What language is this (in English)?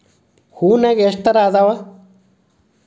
Kannada